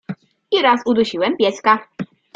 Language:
Polish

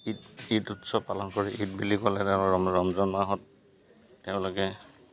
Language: Assamese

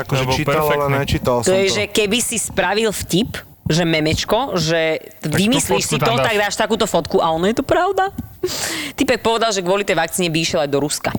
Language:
Slovak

